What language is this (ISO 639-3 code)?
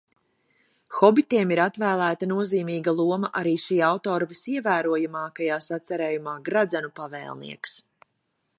lav